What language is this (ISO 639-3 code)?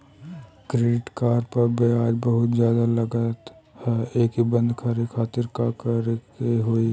bho